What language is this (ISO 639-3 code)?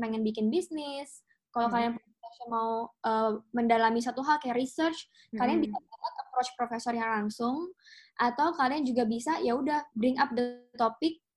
ind